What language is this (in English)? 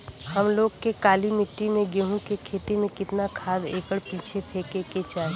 Bhojpuri